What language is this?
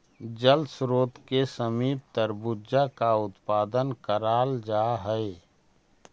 Magahi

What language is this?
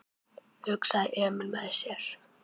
Icelandic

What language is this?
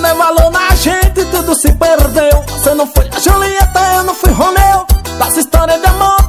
Portuguese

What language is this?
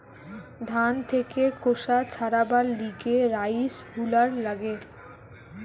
Bangla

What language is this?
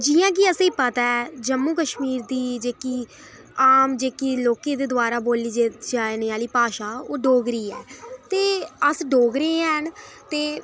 Dogri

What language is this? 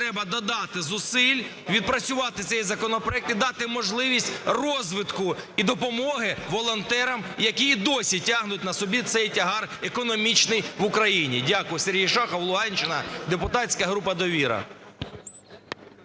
Ukrainian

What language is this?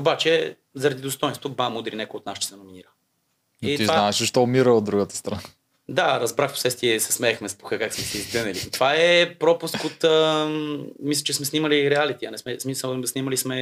Bulgarian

